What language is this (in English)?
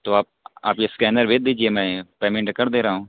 Urdu